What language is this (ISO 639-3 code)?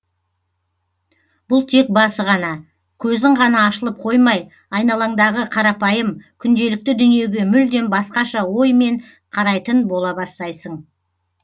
kaz